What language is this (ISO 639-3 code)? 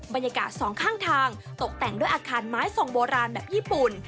tha